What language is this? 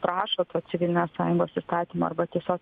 Lithuanian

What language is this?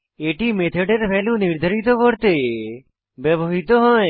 Bangla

